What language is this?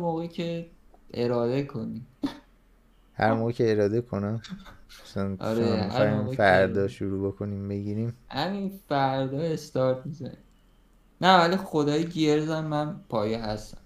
Persian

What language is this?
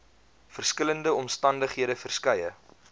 Afrikaans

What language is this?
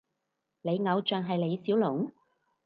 Cantonese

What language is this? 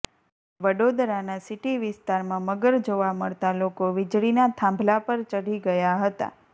Gujarati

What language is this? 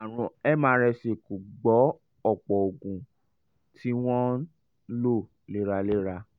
Yoruba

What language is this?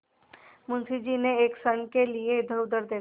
Hindi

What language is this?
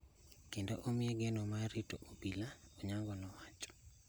Luo (Kenya and Tanzania)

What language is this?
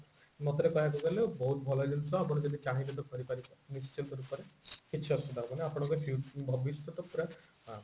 Odia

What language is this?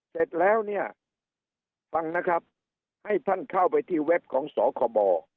Thai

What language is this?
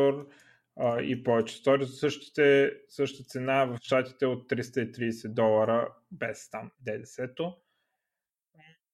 Bulgarian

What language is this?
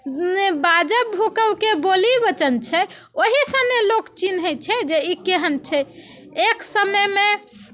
Maithili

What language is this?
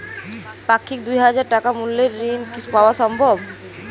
Bangla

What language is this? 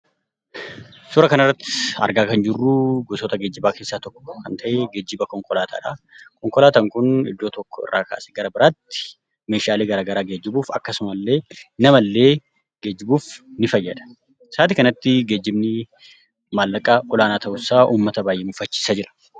Oromo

